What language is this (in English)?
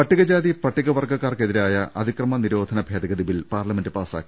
Malayalam